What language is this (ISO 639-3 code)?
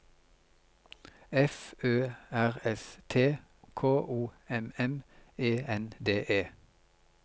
nor